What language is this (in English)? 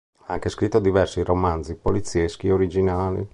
Italian